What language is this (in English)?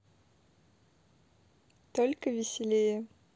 Russian